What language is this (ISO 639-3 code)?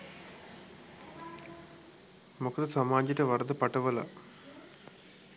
sin